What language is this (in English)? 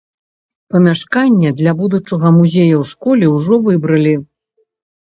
Belarusian